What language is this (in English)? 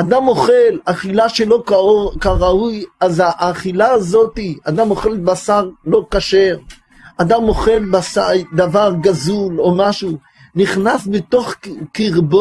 Hebrew